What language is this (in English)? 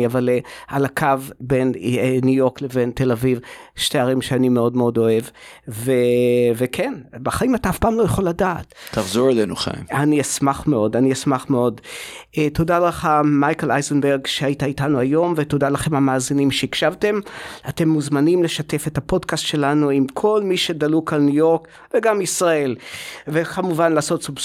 Hebrew